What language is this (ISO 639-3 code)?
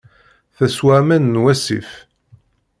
kab